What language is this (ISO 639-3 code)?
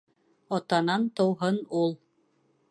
bak